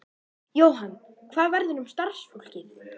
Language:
Icelandic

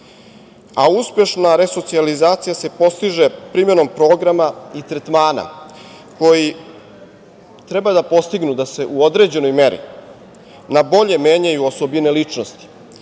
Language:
Serbian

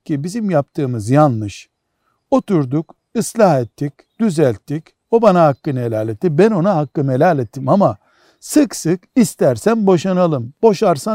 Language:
Turkish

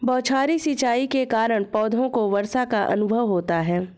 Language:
Hindi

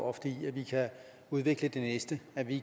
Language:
Danish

